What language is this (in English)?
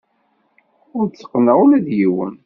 Kabyle